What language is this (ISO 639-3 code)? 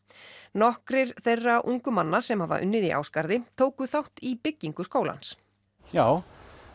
isl